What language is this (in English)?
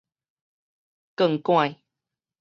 Min Nan Chinese